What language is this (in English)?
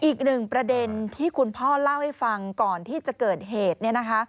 Thai